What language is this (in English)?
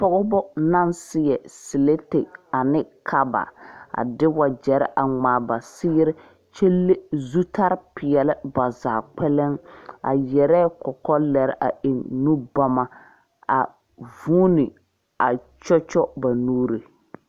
Southern Dagaare